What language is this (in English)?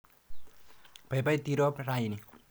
Kalenjin